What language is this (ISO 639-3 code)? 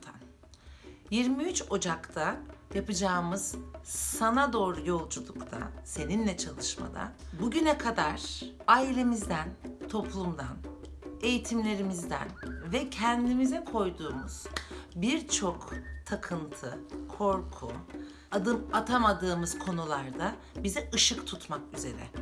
tur